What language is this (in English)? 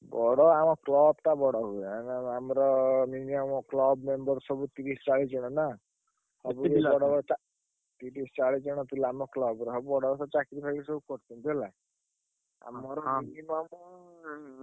Odia